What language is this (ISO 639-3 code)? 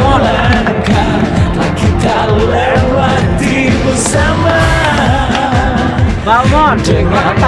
ind